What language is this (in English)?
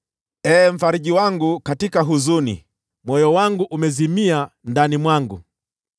Swahili